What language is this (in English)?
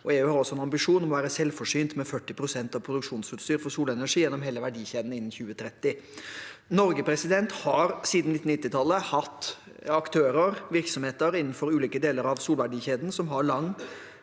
Norwegian